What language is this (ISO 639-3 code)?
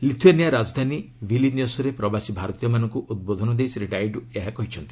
ori